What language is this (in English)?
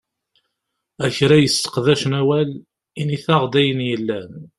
Kabyle